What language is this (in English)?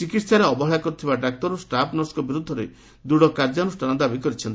Odia